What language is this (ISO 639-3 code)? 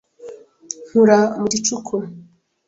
kin